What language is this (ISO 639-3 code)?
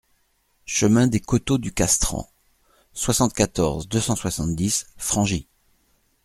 fra